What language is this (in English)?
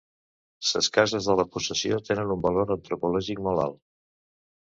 Catalan